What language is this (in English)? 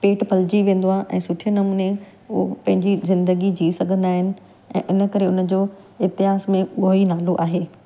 Sindhi